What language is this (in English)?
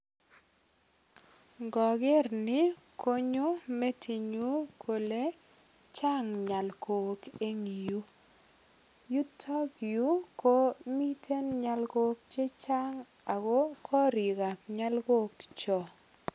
Kalenjin